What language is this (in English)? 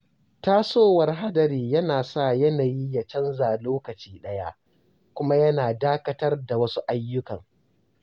Hausa